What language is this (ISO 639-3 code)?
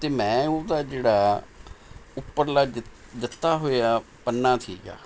pan